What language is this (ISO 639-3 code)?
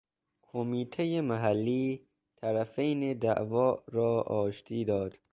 fas